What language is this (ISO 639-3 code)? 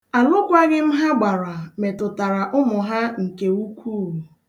ibo